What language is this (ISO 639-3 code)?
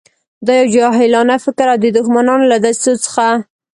pus